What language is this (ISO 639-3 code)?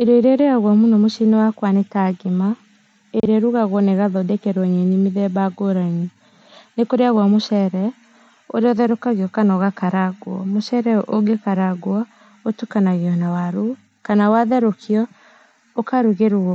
kik